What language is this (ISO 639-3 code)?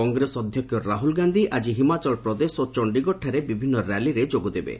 ori